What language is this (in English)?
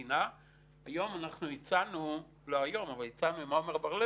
Hebrew